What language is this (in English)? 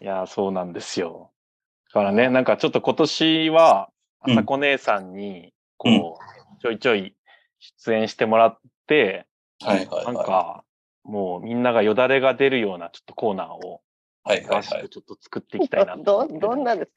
Japanese